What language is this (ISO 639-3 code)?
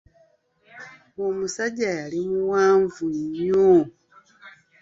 lug